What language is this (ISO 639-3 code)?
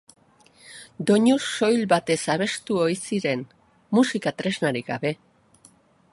eus